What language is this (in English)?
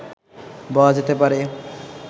Bangla